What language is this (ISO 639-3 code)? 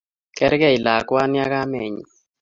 kln